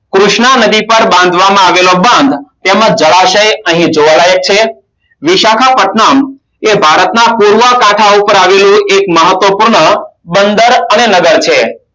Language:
Gujarati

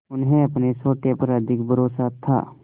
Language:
Hindi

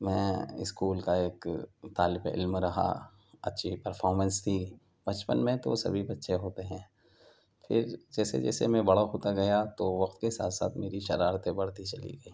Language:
Urdu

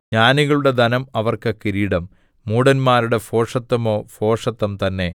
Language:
Malayalam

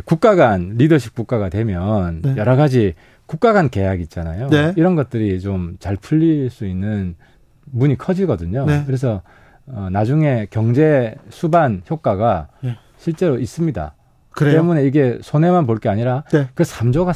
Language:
Korean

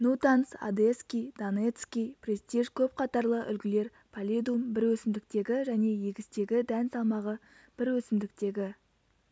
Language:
Kazakh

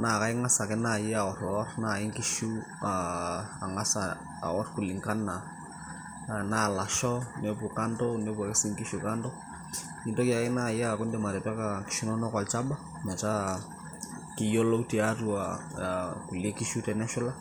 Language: Masai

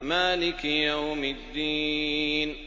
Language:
Arabic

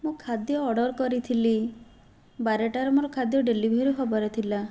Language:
Odia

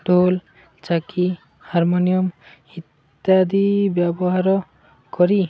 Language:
Odia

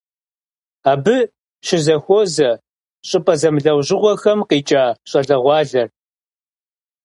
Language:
Kabardian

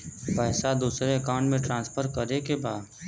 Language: Bhojpuri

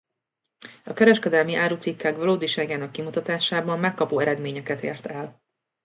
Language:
Hungarian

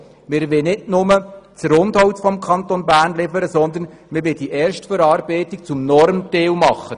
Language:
Swiss German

